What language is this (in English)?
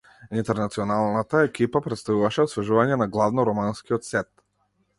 Macedonian